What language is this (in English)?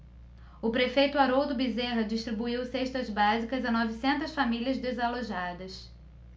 Portuguese